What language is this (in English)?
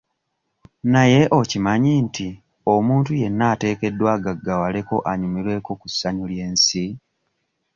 Ganda